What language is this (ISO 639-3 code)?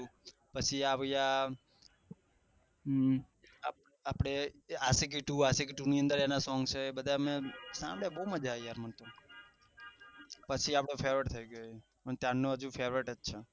guj